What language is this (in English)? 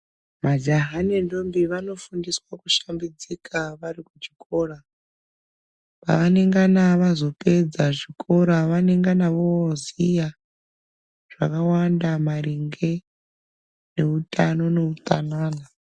Ndau